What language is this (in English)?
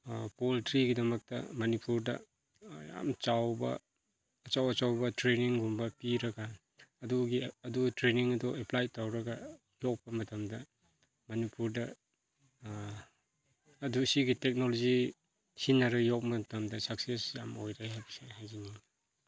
Manipuri